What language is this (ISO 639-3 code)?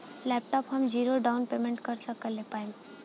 bho